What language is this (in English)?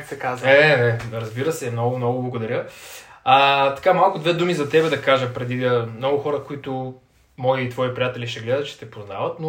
Bulgarian